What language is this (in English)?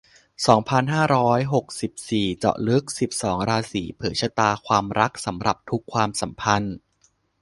Thai